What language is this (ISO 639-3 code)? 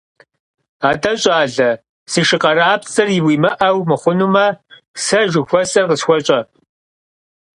kbd